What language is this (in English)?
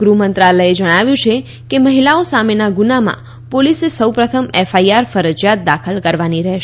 Gujarati